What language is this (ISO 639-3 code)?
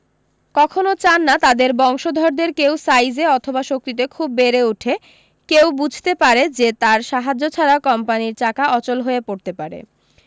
ben